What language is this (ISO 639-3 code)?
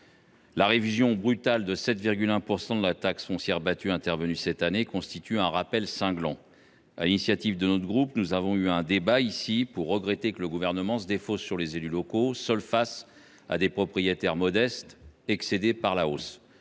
fra